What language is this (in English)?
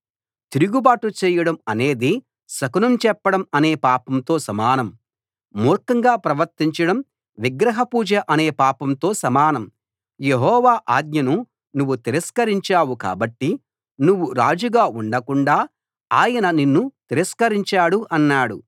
Telugu